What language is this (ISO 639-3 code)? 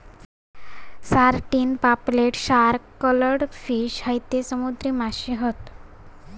mar